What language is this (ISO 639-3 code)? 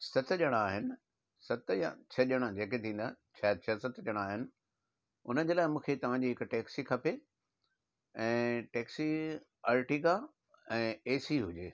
snd